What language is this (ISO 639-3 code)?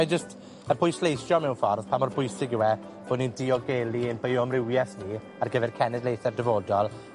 cym